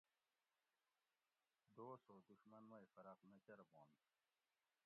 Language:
Gawri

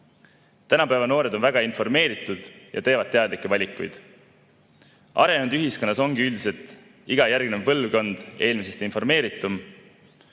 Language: Estonian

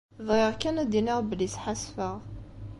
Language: Kabyle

